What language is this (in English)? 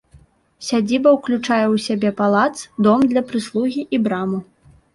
Belarusian